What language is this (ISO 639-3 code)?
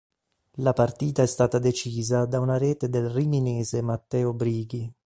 ita